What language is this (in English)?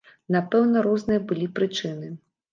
Belarusian